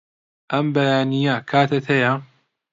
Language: Central Kurdish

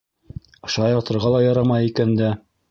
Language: Bashkir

